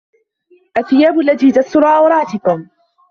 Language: Arabic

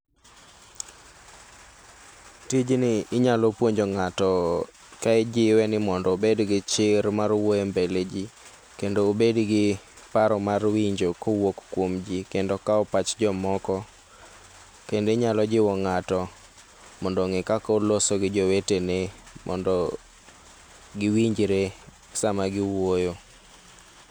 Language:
Luo (Kenya and Tanzania)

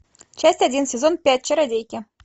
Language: Russian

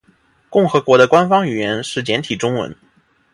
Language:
Chinese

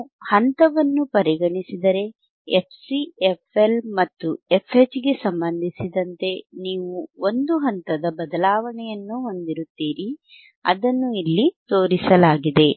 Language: Kannada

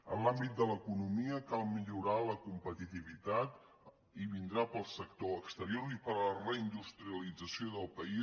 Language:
Catalan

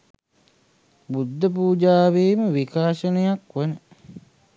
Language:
Sinhala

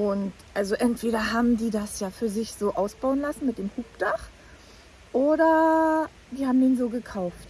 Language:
German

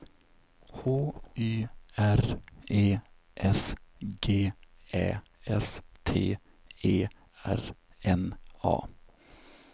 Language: Swedish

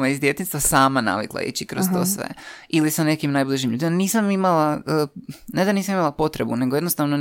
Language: Croatian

